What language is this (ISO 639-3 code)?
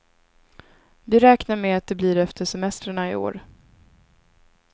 swe